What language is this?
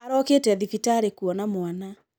Kikuyu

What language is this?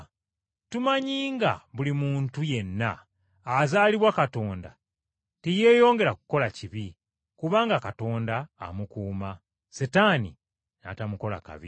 Ganda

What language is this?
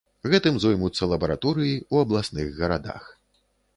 Belarusian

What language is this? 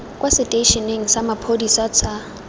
Tswana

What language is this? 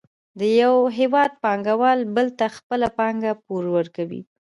Pashto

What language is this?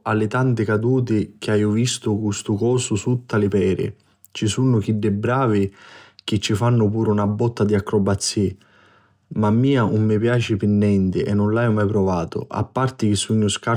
Sicilian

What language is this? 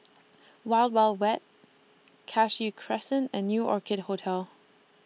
English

